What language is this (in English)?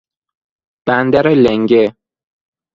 Persian